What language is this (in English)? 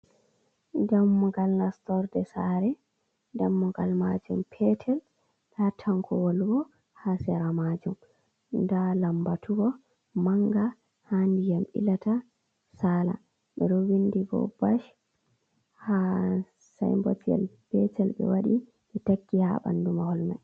Fula